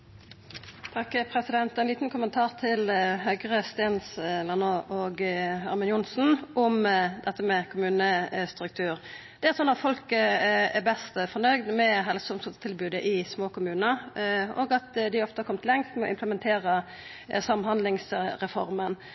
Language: Norwegian Nynorsk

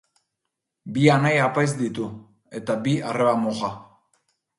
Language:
Basque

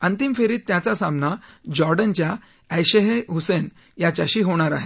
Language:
Marathi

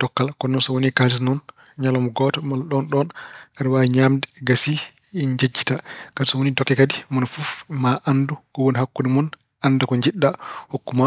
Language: Fula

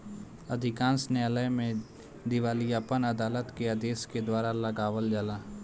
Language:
Bhojpuri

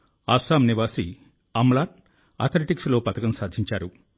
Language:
Telugu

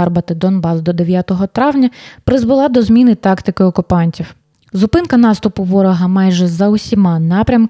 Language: Ukrainian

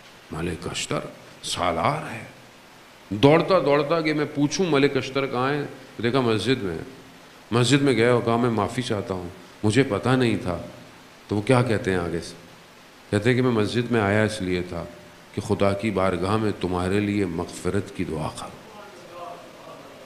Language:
Hindi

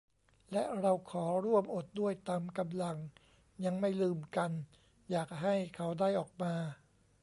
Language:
Thai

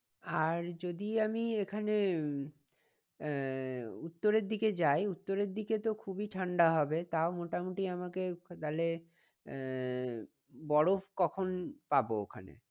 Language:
Bangla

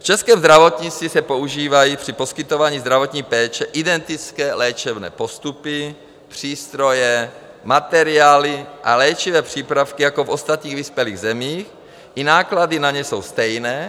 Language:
Czech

